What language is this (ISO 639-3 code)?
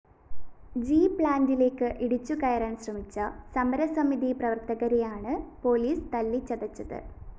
mal